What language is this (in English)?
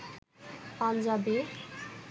Bangla